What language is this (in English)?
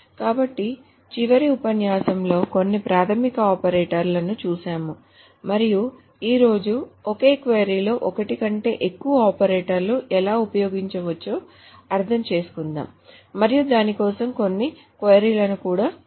Telugu